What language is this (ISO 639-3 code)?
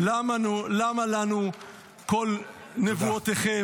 heb